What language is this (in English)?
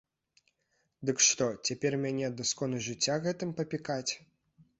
Belarusian